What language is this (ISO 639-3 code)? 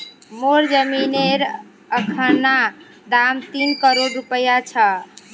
mag